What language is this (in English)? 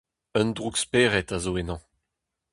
Breton